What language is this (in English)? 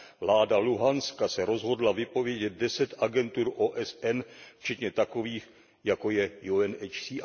Czech